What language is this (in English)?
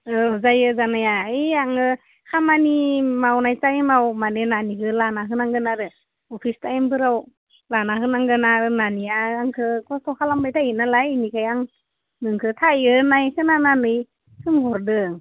Bodo